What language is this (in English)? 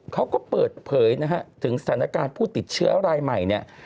Thai